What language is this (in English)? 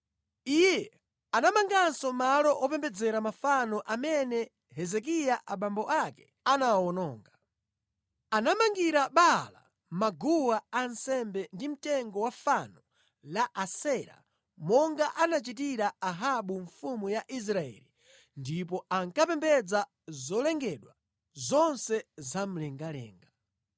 Nyanja